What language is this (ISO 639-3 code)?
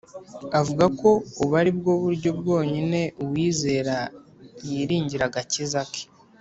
kin